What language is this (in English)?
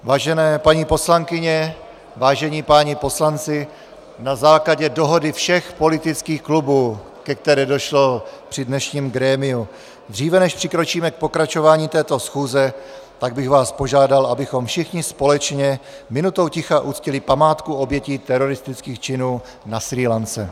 Czech